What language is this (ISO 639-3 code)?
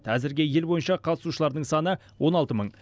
kaz